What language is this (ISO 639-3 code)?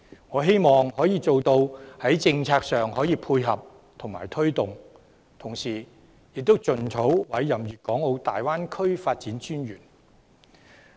yue